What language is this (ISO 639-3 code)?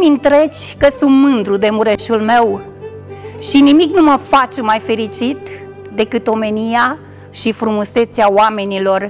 ron